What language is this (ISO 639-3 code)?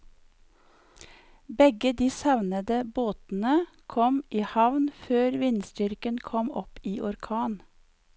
nor